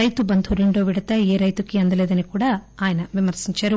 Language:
Telugu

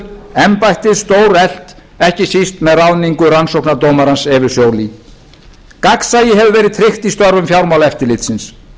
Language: Icelandic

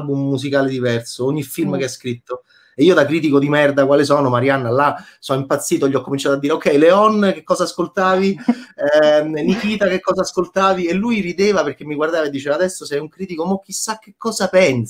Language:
Italian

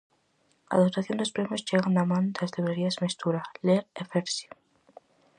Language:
Galician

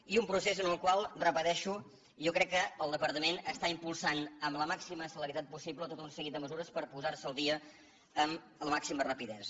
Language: Catalan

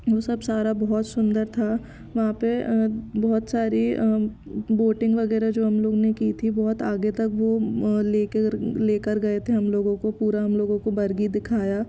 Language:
Hindi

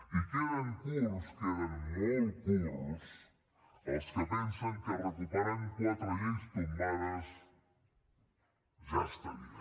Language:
Catalan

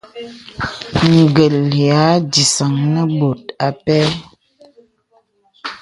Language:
Bebele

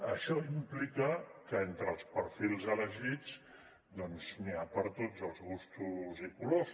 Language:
Catalan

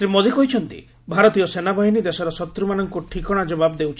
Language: Odia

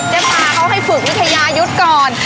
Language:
Thai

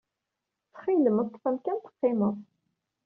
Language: Kabyle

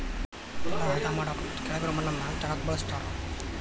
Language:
Kannada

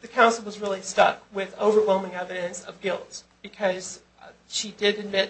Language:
English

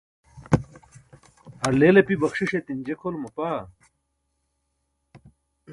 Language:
Burushaski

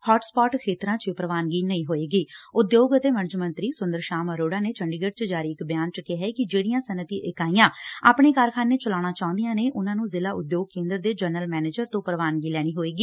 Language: Punjabi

